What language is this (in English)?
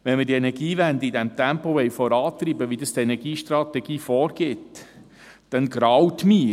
Swiss German